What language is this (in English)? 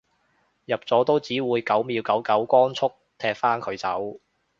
Cantonese